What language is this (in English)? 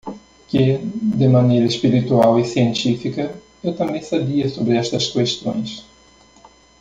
Portuguese